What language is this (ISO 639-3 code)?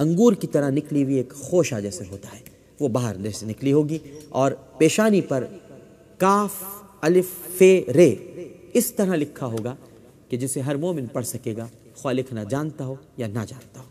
urd